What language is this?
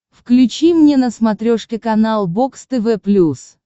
Russian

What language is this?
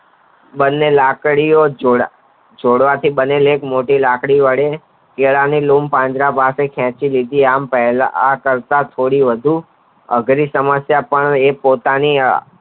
Gujarati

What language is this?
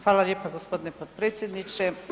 Croatian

